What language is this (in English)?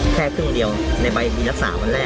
Thai